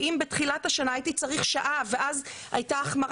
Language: Hebrew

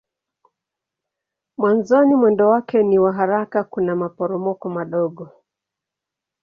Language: Swahili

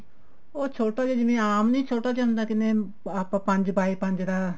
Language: Punjabi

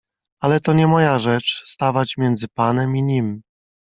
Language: Polish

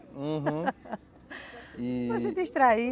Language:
Portuguese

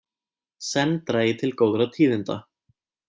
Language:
Icelandic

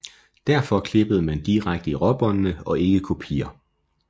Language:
Danish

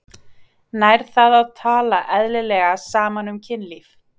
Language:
Icelandic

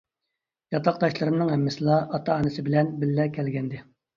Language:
Uyghur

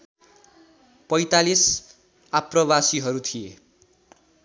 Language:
Nepali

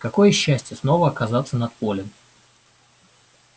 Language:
Russian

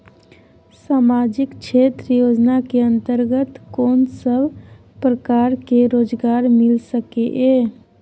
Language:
Maithili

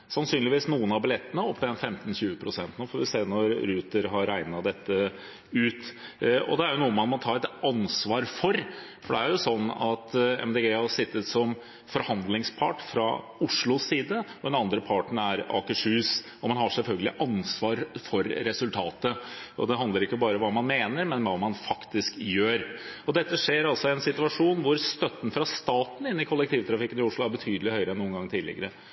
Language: Norwegian Bokmål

